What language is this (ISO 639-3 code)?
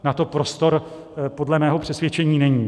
ces